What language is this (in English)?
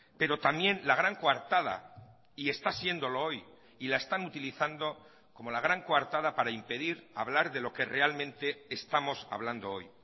Spanish